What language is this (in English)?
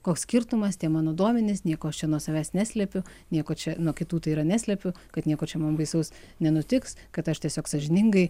Lithuanian